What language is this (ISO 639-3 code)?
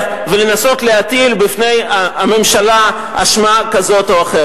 heb